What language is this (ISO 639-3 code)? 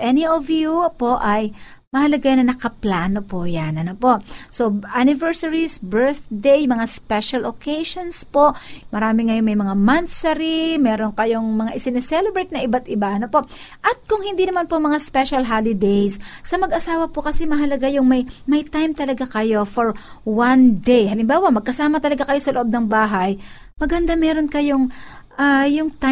fil